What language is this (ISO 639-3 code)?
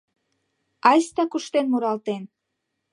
chm